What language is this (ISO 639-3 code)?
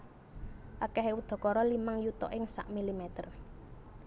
jav